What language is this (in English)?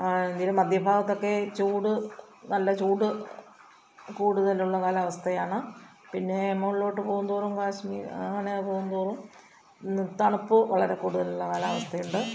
Malayalam